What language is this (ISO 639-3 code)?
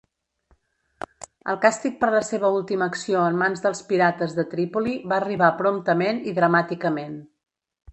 cat